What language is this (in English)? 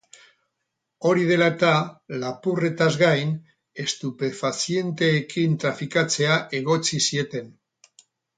Basque